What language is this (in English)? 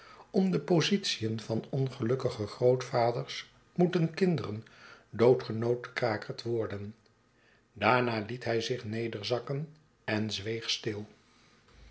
Dutch